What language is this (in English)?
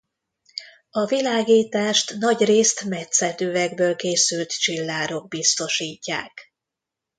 Hungarian